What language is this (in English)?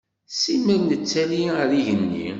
Kabyle